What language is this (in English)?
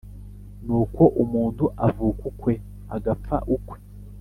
Kinyarwanda